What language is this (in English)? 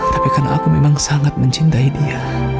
Indonesian